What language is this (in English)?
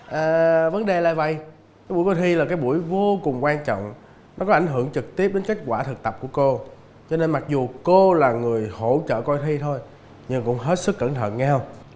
Vietnamese